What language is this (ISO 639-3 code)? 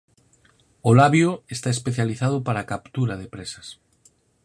glg